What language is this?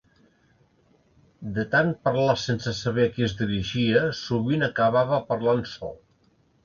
Catalan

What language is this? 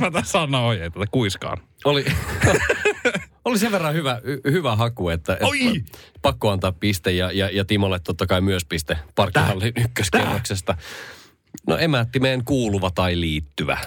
Finnish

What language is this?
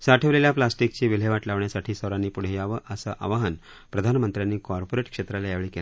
Marathi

